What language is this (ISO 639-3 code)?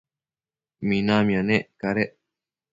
mcf